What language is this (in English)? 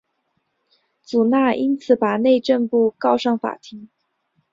Chinese